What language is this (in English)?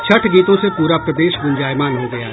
Hindi